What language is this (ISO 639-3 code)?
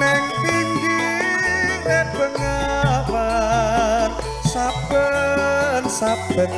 ind